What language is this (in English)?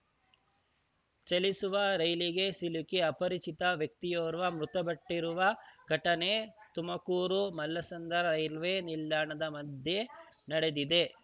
Kannada